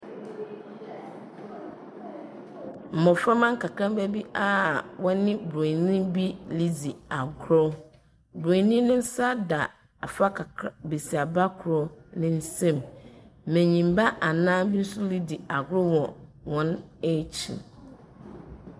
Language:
Akan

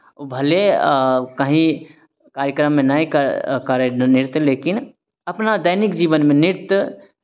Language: Maithili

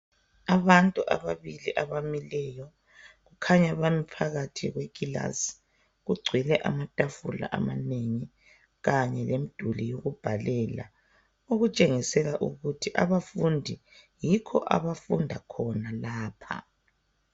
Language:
North Ndebele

